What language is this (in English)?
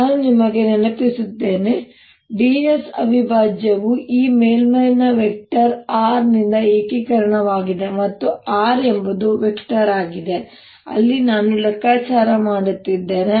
Kannada